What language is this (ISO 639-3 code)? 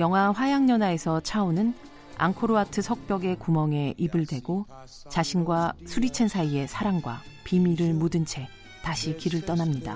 kor